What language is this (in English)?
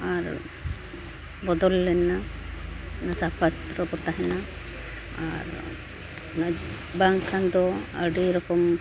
Santali